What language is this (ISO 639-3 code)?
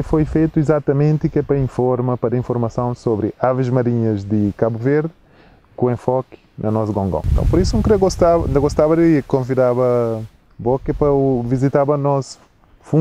por